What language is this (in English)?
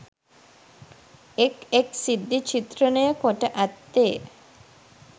Sinhala